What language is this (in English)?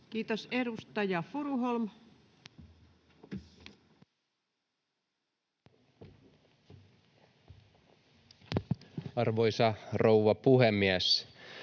Finnish